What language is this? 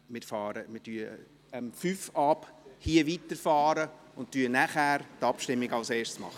Swiss German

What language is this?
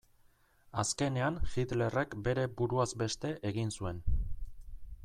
Basque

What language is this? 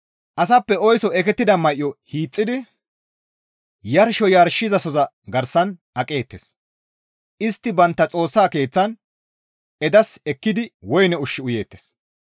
Gamo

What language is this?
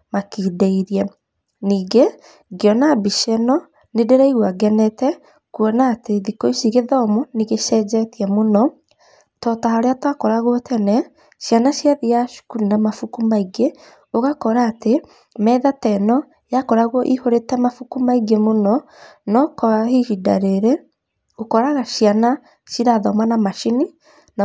Kikuyu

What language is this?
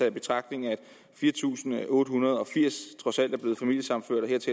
Danish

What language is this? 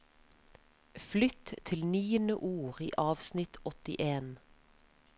Norwegian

